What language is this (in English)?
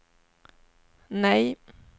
Swedish